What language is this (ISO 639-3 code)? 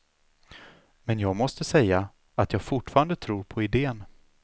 swe